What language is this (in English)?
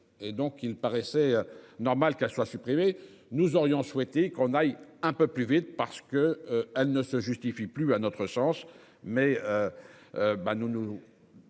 French